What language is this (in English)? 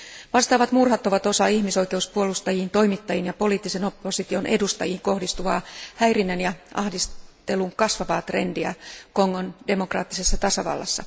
Finnish